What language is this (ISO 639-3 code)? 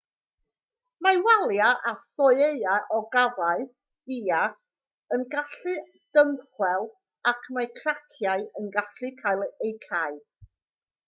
cym